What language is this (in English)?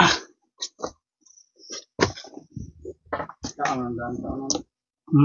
Filipino